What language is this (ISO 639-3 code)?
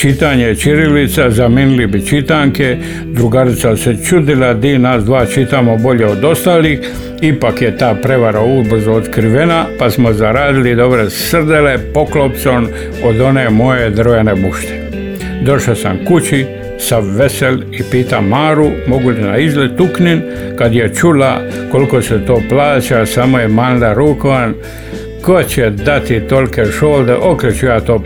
hrv